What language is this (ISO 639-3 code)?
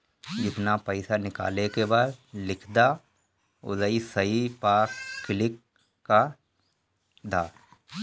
bho